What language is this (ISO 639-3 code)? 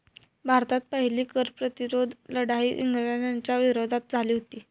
mar